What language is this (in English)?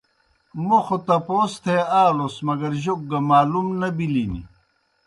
Kohistani Shina